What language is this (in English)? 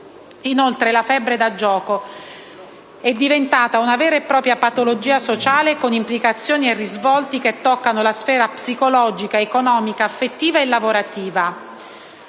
Italian